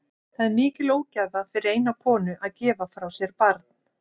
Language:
Icelandic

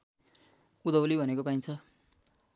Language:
Nepali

